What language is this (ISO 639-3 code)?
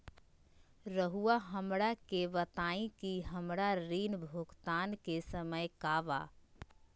mag